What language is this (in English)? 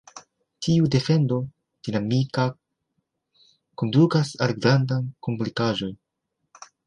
Esperanto